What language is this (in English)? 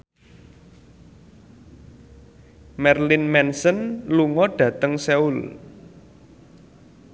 Javanese